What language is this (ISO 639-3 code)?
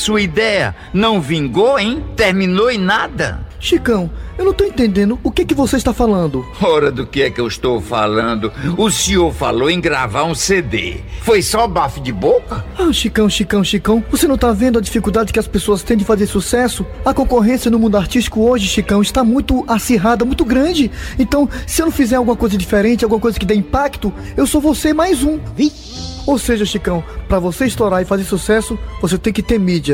por